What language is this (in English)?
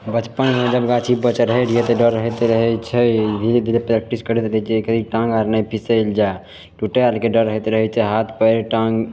Maithili